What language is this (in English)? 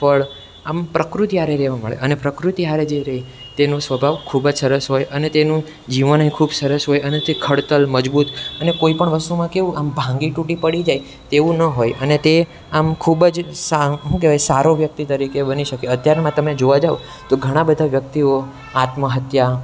Gujarati